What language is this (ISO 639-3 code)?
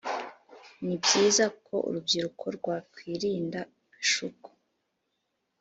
kin